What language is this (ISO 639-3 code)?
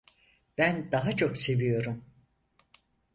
tur